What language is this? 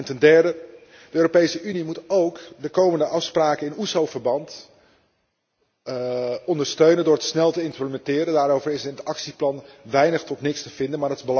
Dutch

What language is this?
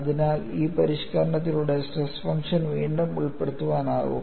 Malayalam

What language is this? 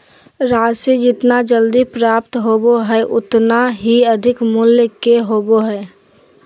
Magahi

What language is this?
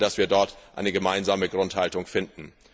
German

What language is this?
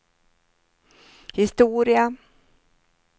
Swedish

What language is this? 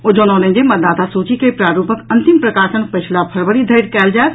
Maithili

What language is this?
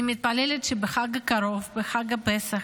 Hebrew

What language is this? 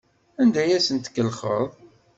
Kabyle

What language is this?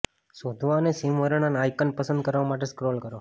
Gujarati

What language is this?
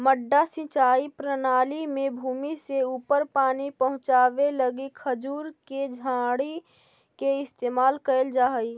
Magahi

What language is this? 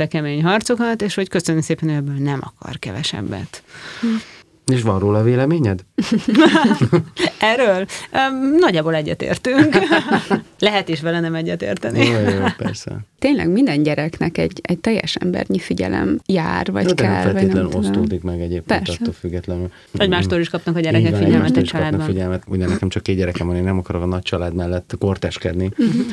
Hungarian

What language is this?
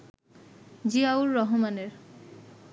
Bangla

